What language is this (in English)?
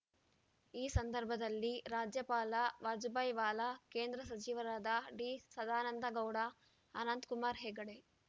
Kannada